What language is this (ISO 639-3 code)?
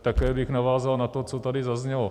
ces